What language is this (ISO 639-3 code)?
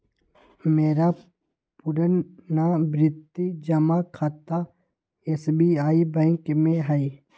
mag